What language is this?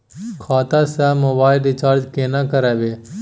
Maithili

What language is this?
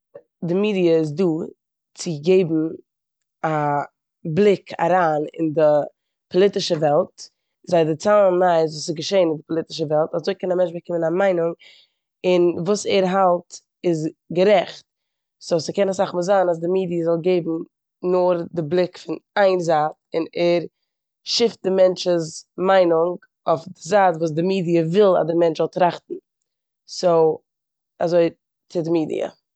Yiddish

